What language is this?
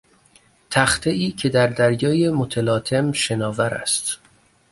Persian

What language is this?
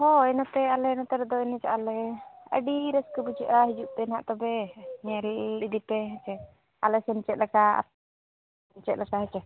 Santali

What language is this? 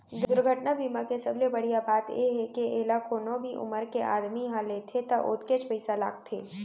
Chhattisgarhi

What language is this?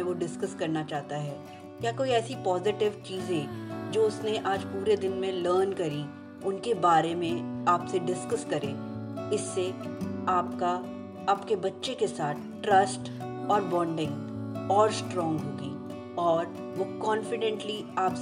Hindi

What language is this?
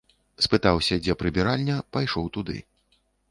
Belarusian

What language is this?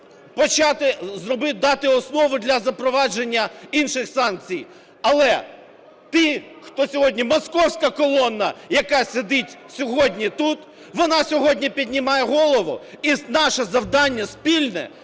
Ukrainian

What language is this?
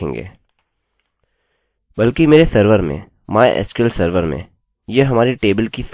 Hindi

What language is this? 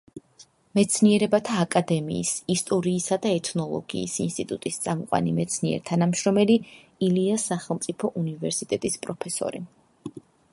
Georgian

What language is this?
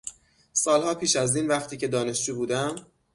Persian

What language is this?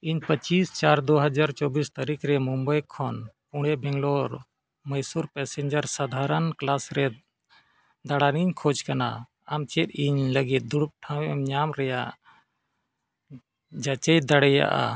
Santali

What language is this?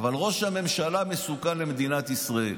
Hebrew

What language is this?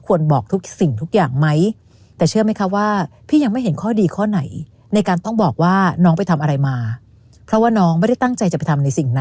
Thai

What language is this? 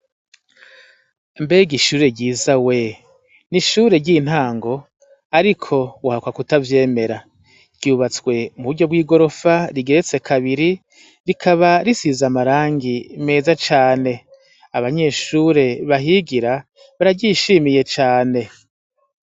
Rundi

